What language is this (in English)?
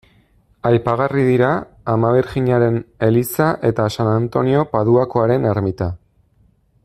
Basque